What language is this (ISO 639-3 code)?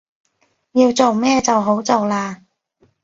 yue